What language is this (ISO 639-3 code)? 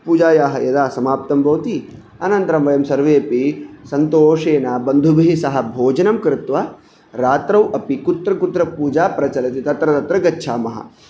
san